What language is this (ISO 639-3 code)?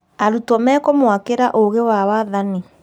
kik